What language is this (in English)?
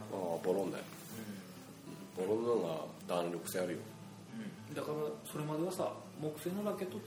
Japanese